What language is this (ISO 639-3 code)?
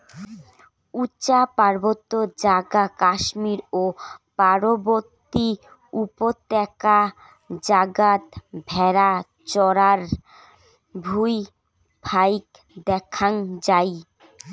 ben